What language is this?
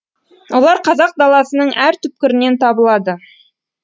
Kazakh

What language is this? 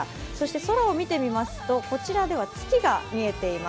Japanese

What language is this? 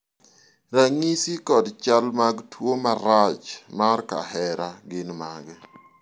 Luo (Kenya and Tanzania)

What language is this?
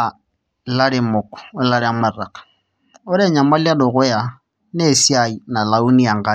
Masai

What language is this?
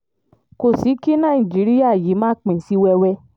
Yoruba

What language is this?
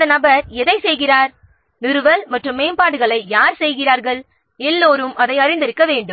Tamil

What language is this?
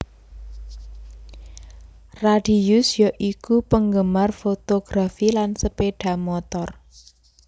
Javanese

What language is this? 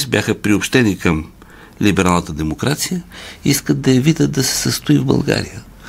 Bulgarian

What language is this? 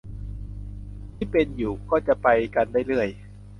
Thai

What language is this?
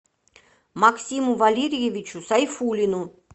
Russian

